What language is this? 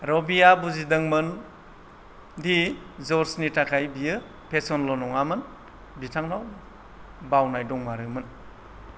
Bodo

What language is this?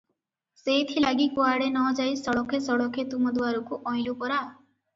Odia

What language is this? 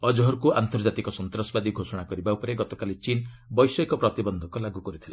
Odia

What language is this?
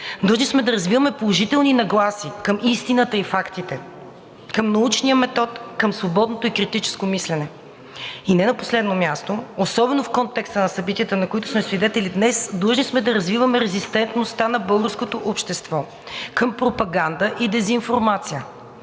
Bulgarian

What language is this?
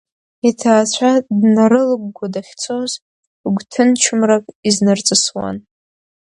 Abkhazian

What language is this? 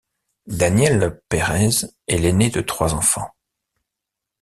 French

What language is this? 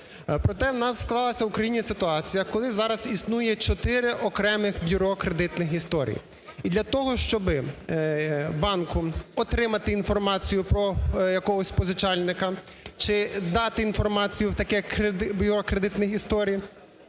Ukrainian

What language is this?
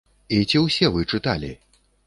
Belarusian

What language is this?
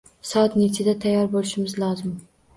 Uzbek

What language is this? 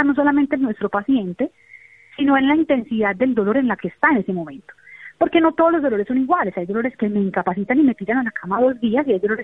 Spanish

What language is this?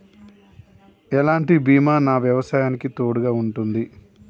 Telugu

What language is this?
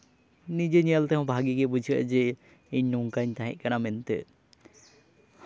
Santali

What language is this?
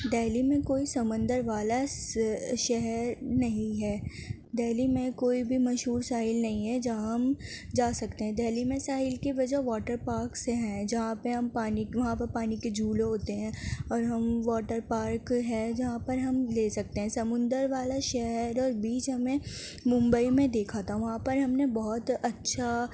Urdu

